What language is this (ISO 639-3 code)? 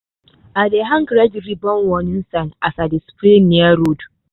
pcm